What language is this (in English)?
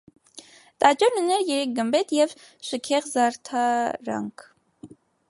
Armenian